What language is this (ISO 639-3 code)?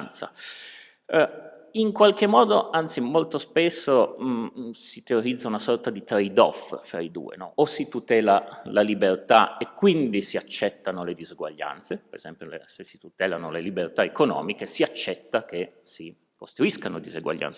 ita